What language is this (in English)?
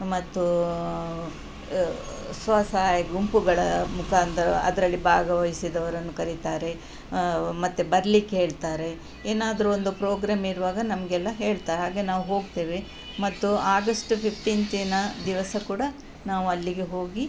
Kannada